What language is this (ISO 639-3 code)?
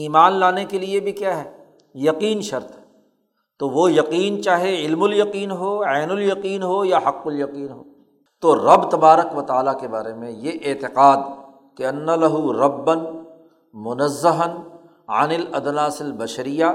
urd